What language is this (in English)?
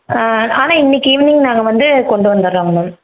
Tamil